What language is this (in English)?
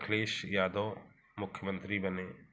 Hindi